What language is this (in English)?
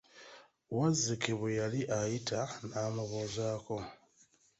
Ganda